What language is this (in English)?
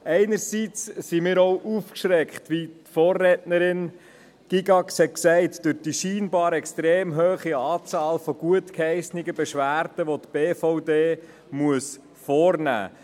Swiss German